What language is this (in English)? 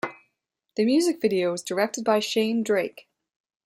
English